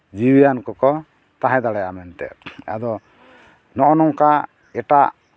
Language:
Santali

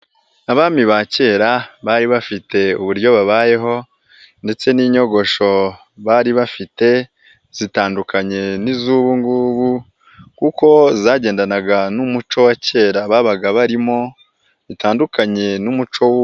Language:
Kinyarwanda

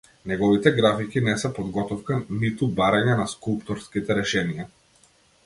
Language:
Macedonian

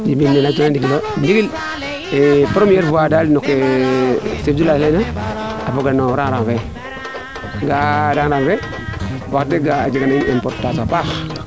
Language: Serer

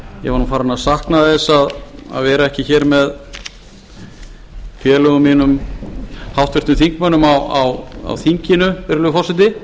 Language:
Icelandic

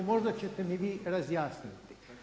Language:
Croatian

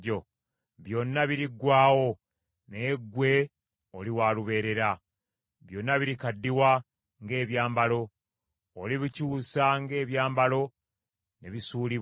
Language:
Ganda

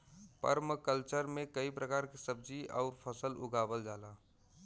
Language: Bhojpuri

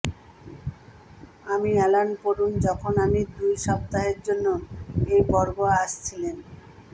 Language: Bangla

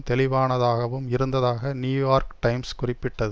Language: Tamil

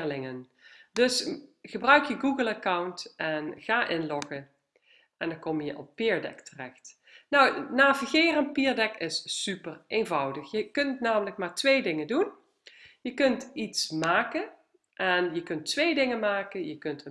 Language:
Dutch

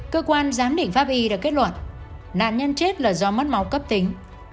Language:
Vietnamese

